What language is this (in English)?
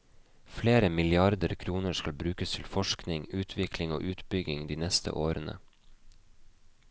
Norwegian